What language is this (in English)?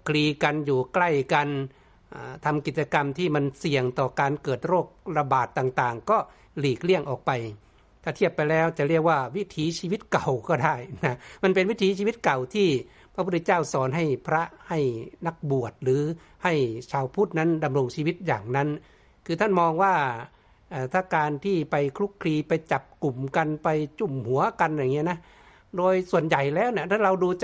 Thai